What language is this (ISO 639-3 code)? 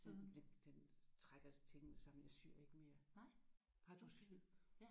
dan